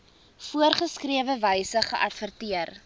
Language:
Afrikaans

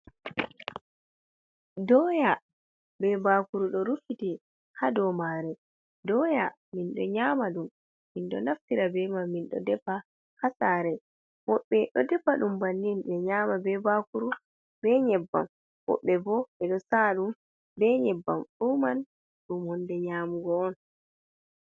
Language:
Fula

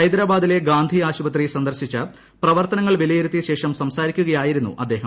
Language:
Malayalam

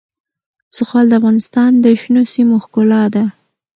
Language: Pashto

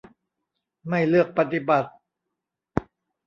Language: Thai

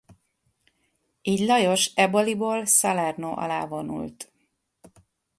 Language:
Hungarian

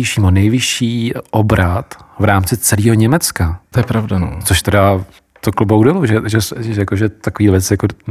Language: Czech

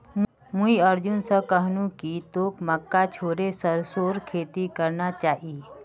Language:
Magahi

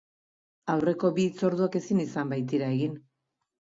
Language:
Basque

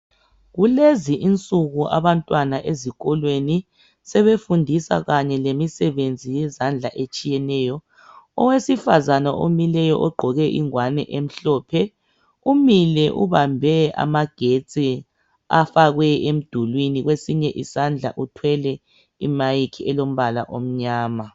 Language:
North Ndebele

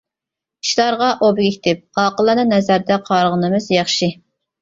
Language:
Uyghur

